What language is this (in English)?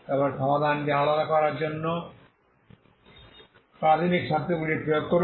Bangla